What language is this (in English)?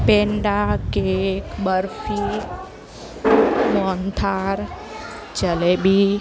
Gujarati